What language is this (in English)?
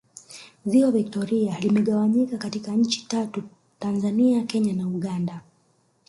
Swahili